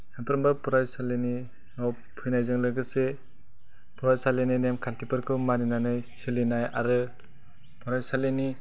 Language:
Bodo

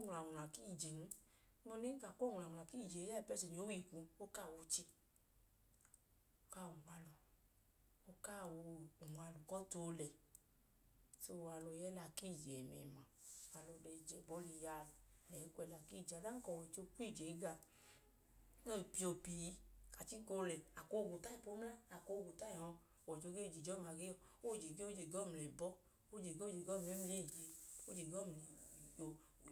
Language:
Idoma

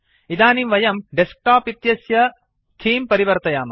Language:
Sanskrit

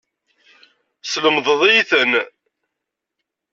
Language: Kabyle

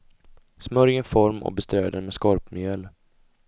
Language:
Swedish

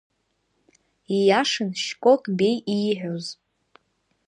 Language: Abkhazian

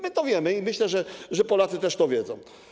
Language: Polish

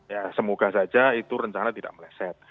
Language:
Indonesian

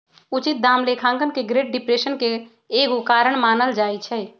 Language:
Magahi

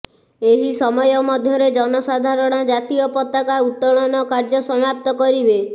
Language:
Odia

